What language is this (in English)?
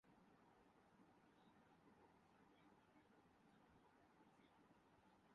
Urdu